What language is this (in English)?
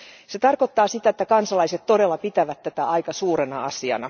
Finnish